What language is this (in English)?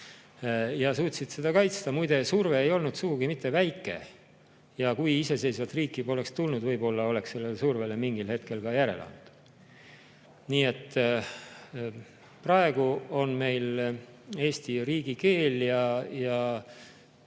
Estonian